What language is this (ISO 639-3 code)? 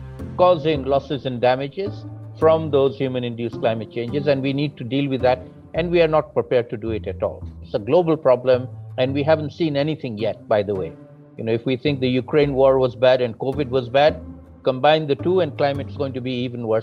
ces